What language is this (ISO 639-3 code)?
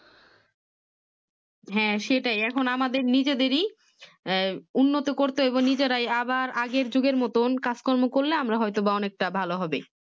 ben